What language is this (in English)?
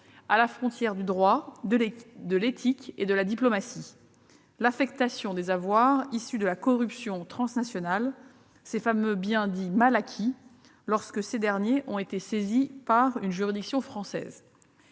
French